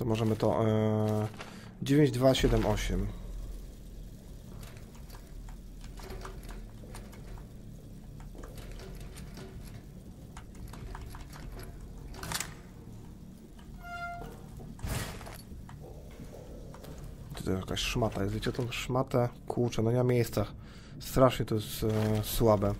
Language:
Polish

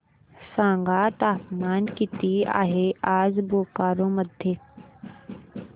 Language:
Marathi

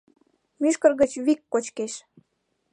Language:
Mari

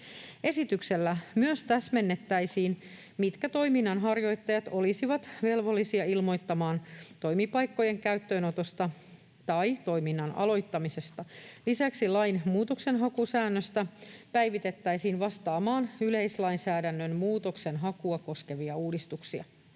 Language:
Finnish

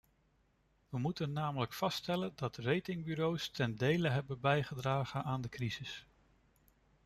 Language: Dutch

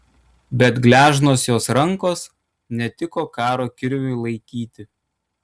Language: Lithuanian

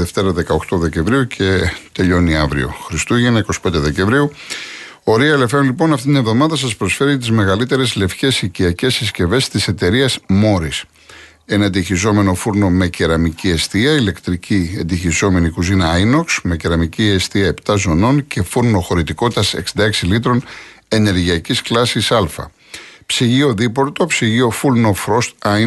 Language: Greek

